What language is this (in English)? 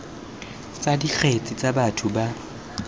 Tswana